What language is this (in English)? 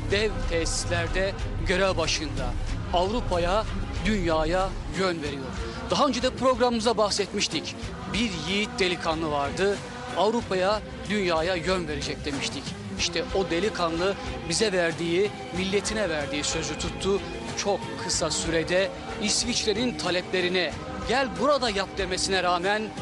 Turkish